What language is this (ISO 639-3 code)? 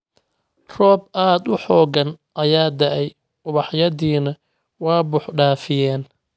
som